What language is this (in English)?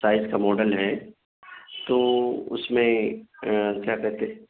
Urdu